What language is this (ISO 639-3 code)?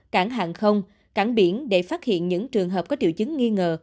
vie